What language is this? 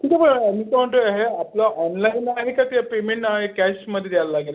Marathi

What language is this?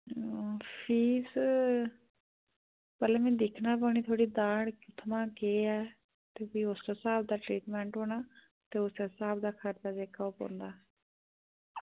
Dogri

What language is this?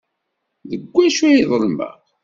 Kabyle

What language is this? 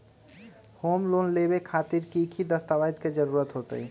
Magahi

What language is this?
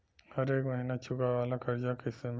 Bhojpuri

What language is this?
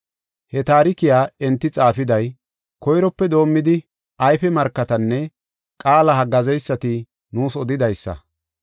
Gofa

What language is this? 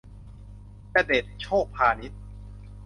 Thai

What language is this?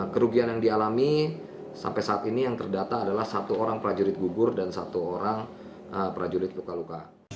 Indonesian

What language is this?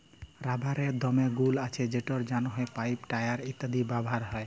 Bangla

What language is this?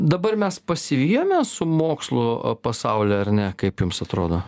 Lithuanian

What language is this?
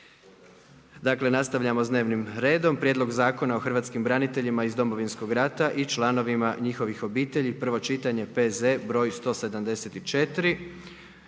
Croatian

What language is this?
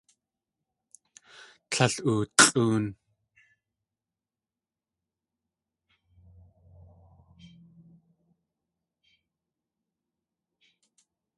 Tlingit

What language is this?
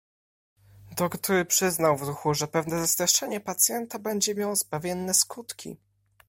Polish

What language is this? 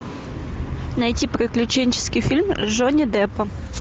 Russian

